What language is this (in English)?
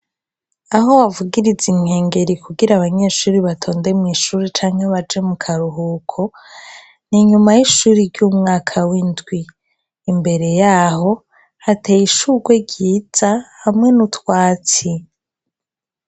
Rundi